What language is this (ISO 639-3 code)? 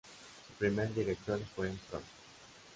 spa